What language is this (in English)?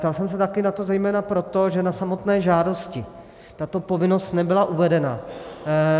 Czech